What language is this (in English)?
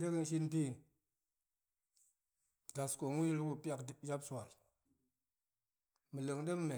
Goemai